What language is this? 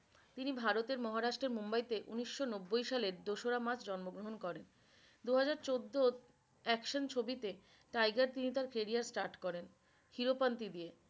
Bangla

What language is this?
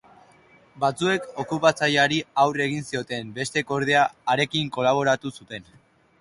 Basque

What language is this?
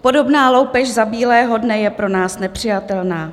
Czech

